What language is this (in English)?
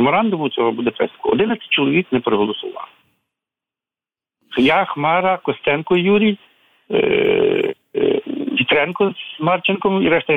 Ukrainian